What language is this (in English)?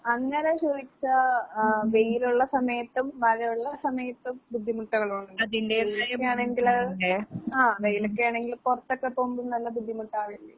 Malayalam